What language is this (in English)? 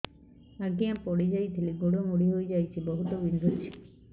Odia